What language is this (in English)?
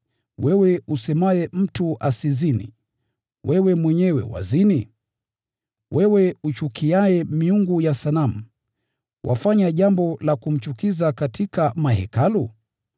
Swahili